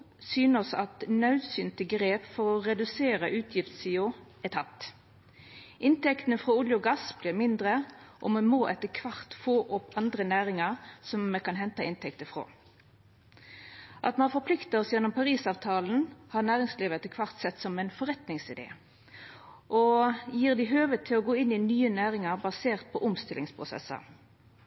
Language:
Norwegian Nynorsk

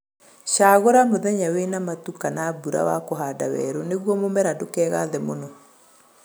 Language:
Kikuyu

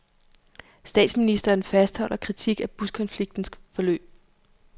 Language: Danish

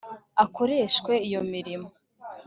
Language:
Kinyarwanda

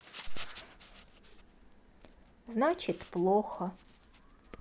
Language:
Russian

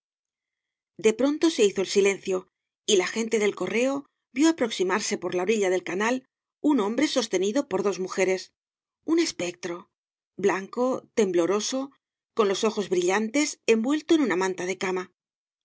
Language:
Spanish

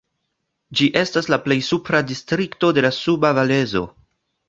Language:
Esperanto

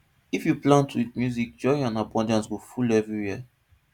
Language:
Nigerian Pidgin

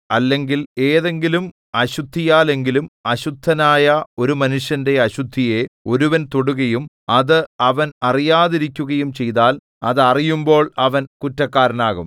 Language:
Malayalam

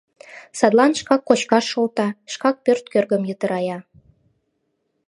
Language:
Mari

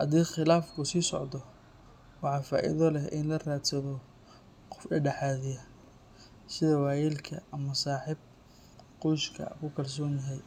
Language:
Somali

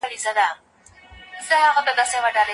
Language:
Pashto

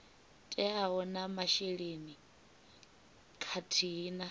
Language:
Venda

